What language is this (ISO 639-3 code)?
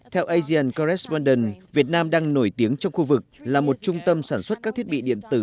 vie